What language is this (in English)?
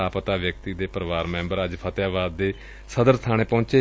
Punjabi